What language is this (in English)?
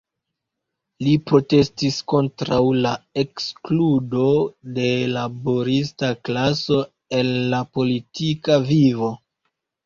Esperanto